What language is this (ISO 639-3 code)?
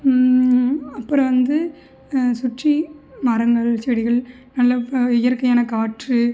tam